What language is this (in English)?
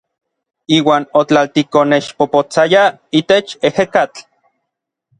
Orizaba Nahuatl